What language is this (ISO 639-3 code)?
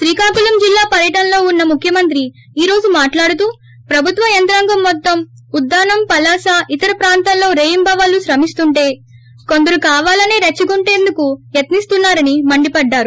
tel